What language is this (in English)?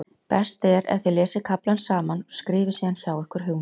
Icelandic